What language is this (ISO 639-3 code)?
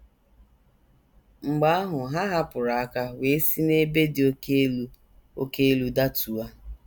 ibo